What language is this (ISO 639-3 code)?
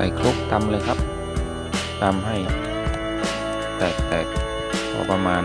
tha